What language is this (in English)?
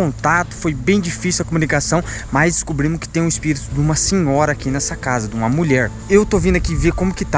Portuguese